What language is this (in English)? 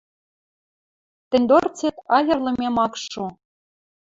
Western Mari